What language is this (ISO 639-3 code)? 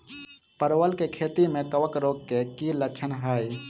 mai